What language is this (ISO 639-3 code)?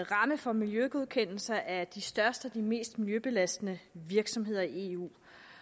dan